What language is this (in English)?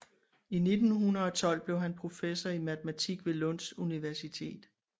Danish